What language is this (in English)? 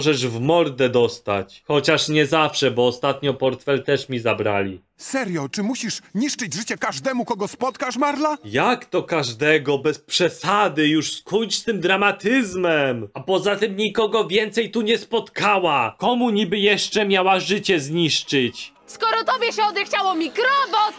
Polish